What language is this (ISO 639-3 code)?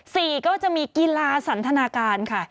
tha